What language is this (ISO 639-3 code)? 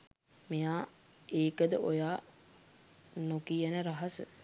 sin